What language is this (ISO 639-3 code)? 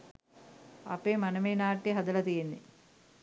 sin